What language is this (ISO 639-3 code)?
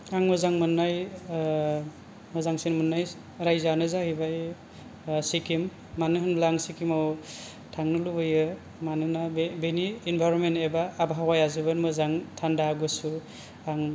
brx